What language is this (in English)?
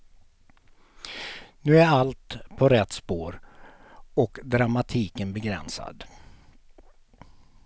Swedish